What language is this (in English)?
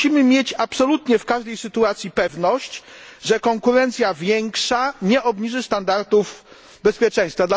Polish